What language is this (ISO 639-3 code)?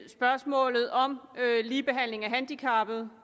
dan